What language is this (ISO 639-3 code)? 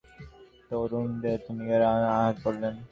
ben